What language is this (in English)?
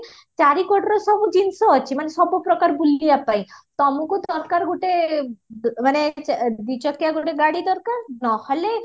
Odia